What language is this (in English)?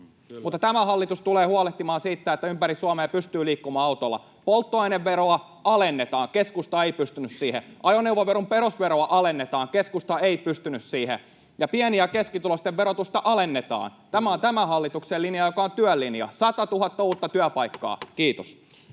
Finnish